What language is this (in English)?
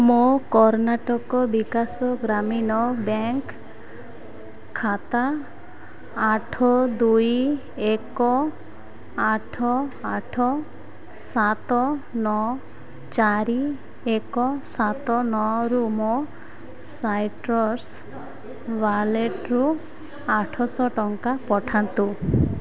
Odia